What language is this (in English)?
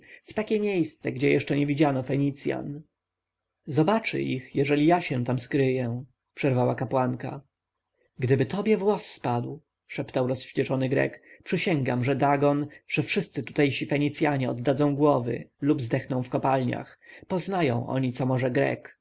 Polish